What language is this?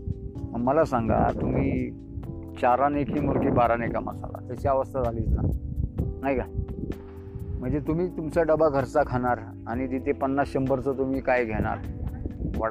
Hindi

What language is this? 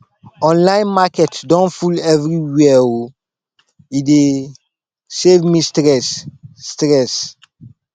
Nigerian Pidgin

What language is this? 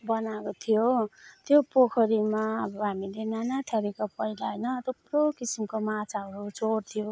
Nepali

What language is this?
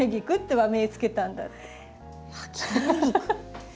Japanese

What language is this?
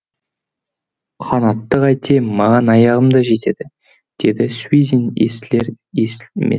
Kazakh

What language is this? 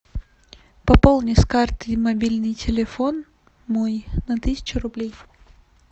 Russian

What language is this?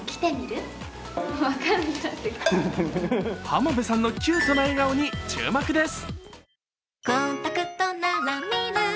Japanese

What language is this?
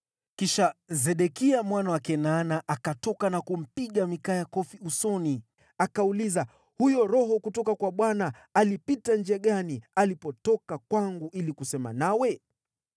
Swahili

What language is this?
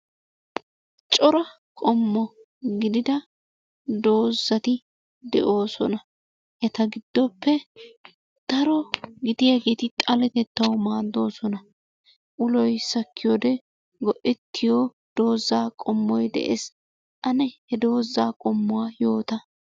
Wolaytta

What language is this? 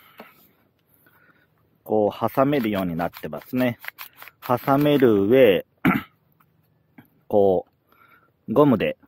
Japanese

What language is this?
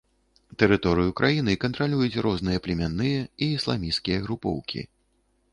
Belarusian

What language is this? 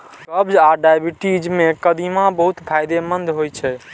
Maithili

